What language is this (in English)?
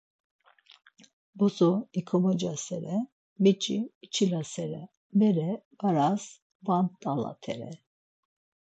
Laz